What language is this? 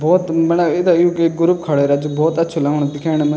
Garhwali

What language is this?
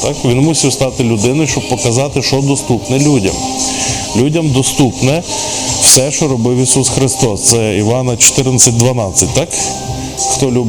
Ukrainian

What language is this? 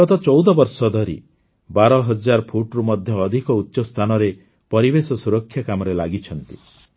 Odia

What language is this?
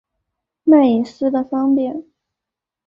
Chinese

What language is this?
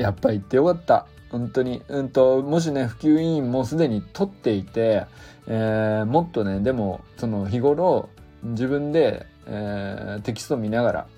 Japanese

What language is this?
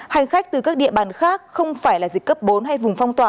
Vietnamese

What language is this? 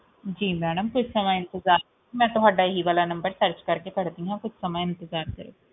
Punjabi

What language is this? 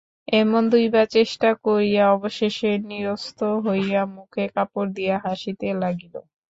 Bangla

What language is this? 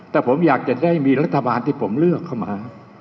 Thai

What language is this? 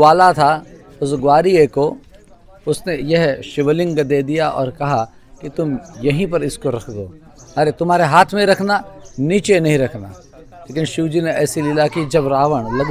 Hindi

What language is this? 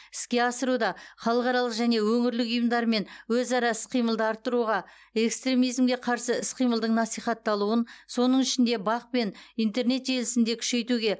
Kazakh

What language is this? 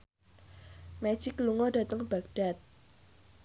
Javanese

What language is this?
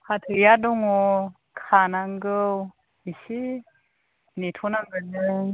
Bodo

